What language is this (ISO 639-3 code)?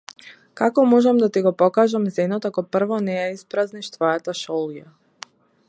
mkd